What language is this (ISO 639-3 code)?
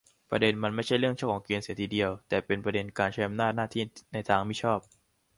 tha